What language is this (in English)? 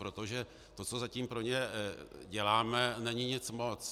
Czech